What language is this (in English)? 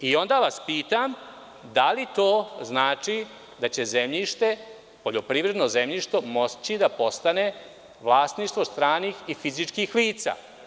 Serbian